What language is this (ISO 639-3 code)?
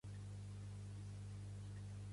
cat